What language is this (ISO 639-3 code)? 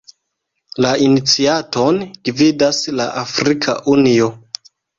epo